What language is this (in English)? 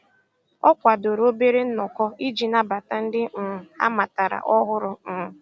Igbo